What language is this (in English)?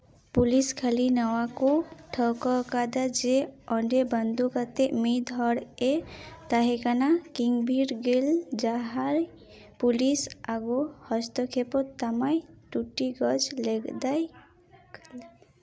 Santali